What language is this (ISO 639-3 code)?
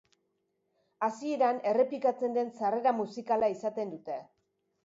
eus